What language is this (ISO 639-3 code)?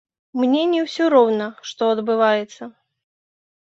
bel